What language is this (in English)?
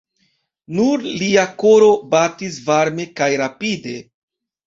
Esperanto